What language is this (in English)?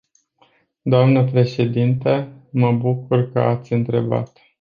Romanian